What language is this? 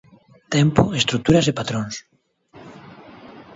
Galician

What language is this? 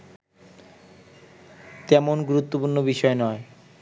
Bangla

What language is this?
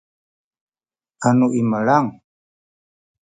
Sakizaya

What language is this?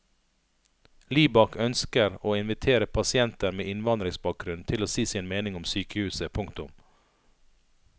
Norwegian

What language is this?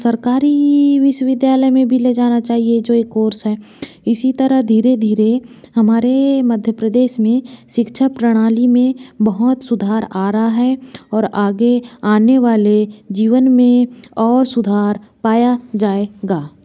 Hindi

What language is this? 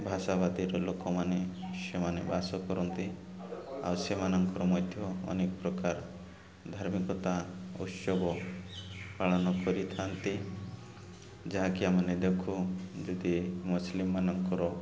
Odia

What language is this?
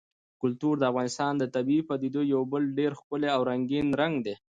Pashto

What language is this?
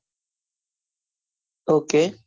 Gujarati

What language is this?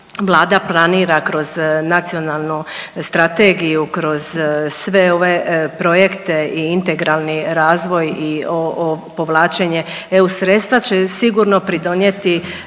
Croatian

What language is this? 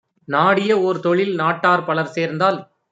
Tamil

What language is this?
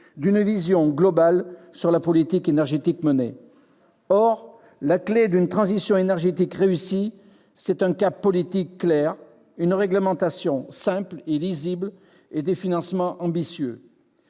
French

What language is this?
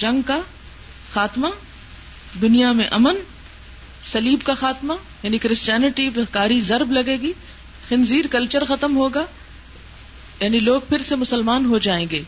Urdu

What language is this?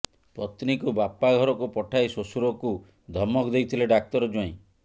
Odia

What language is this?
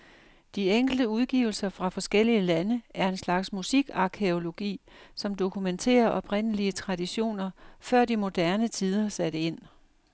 Danish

